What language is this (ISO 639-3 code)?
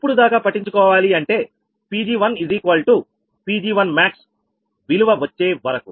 tel